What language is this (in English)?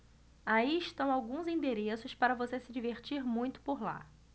Portuguese